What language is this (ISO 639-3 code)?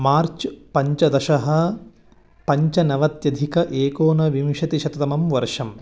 san